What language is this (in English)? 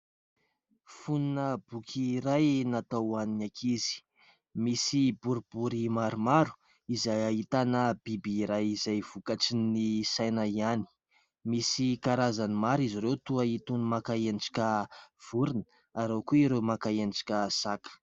Malagasy